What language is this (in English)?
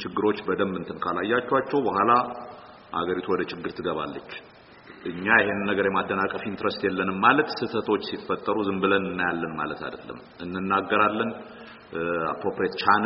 Amharic